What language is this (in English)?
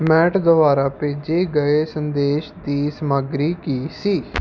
Punjabi